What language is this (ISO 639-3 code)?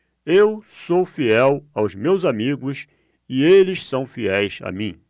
por